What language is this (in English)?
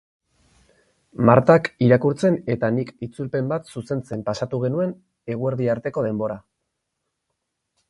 Basque